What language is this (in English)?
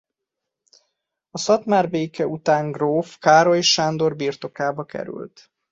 Hungarian